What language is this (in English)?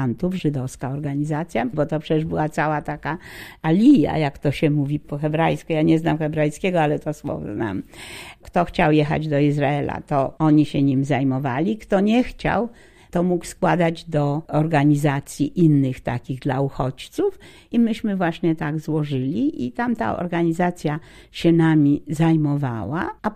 Polish